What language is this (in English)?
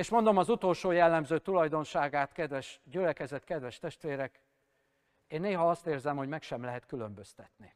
Hungarian